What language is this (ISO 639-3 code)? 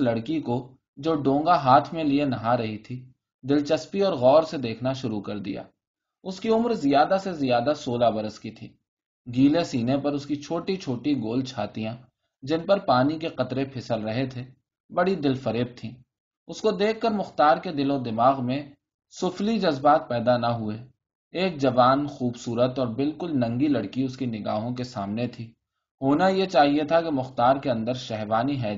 urd